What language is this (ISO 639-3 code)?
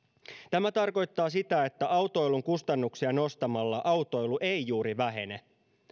fin